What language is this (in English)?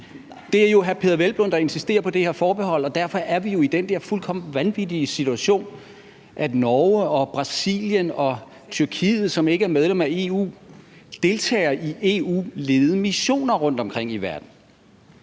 Danish